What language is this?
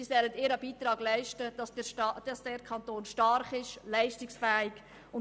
Swiss German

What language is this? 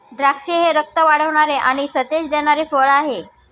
Marathi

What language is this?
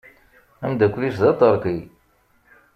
Kabyle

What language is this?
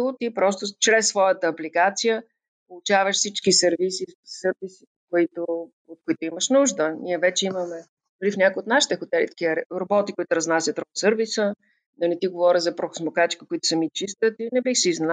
Bulgarian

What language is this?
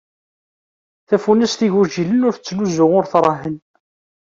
Kabyle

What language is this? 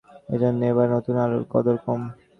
Bangla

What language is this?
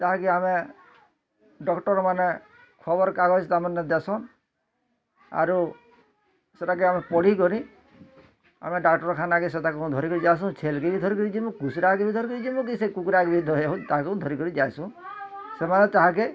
Odia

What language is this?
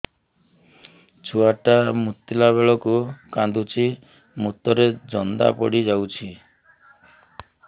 Odia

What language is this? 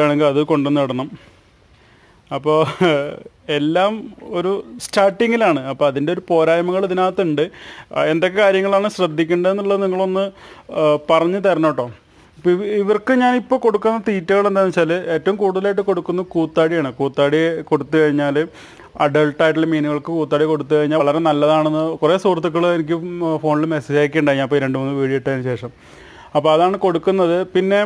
Malayalam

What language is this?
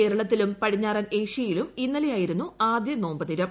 Malayalam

